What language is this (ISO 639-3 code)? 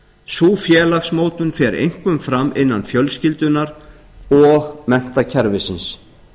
isl